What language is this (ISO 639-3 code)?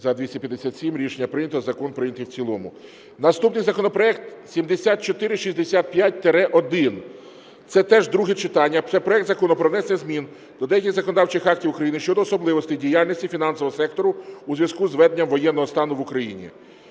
ukr